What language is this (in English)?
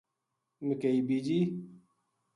Gujari